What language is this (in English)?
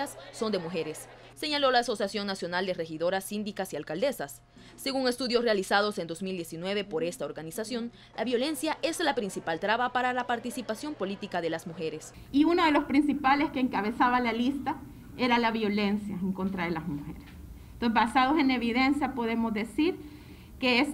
Spanish